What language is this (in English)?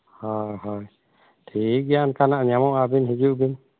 Santali